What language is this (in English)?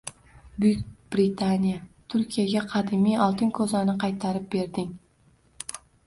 Uzbek